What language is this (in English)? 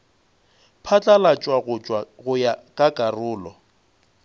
Northern Sotho